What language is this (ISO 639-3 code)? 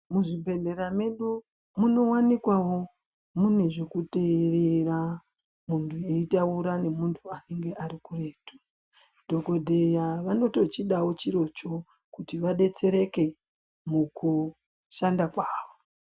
ndc